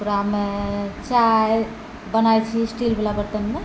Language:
Maithili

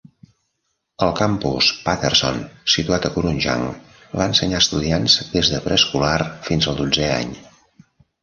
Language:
Catalan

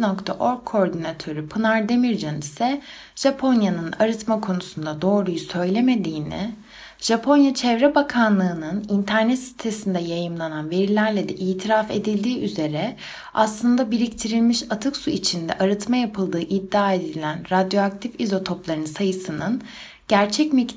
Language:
Turkish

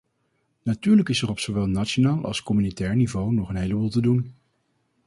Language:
Dutch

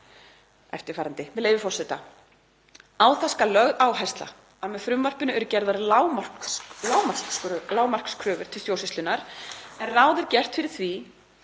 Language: Icelandic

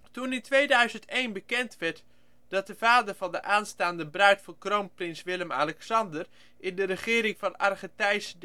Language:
Dutch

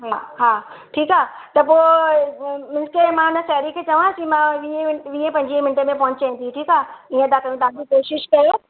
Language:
Sindhi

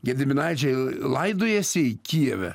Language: Lithuanian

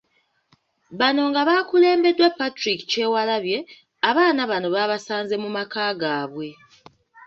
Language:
Ganda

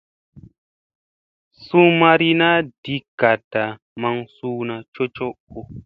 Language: Musey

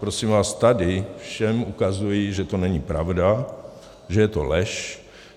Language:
Czech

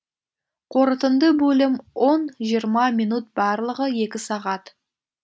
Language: Kazakh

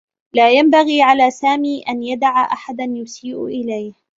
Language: Arabic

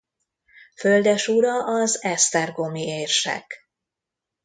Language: Hungarian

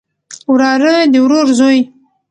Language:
Pashto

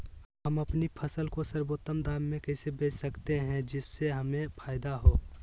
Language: Magahi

